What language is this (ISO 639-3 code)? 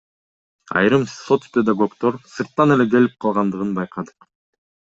kir